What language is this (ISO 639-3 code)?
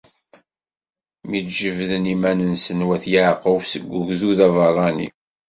kab